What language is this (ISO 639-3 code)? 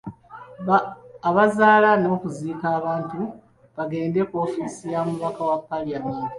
lug